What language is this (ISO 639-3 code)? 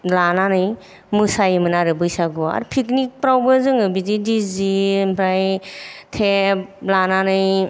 brx